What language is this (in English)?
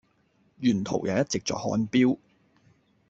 Cantonese